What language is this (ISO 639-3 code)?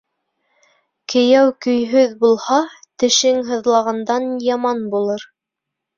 bak